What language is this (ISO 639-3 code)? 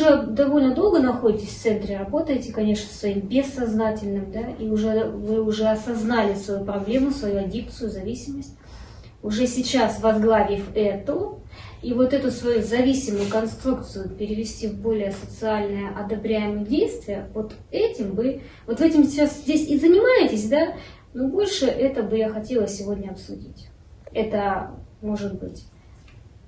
rus